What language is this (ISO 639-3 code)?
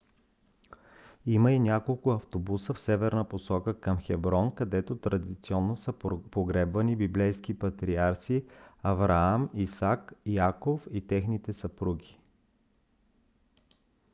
bul